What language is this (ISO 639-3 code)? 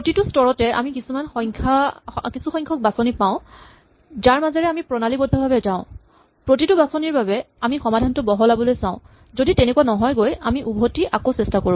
asm